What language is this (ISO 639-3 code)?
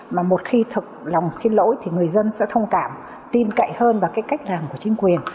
vie